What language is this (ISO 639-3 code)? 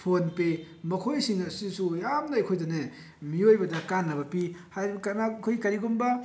mni